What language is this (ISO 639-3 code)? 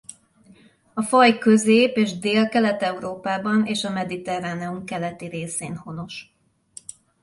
hun